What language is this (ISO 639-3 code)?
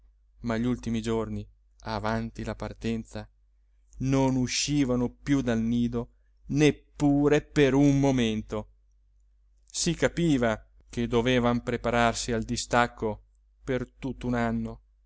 ita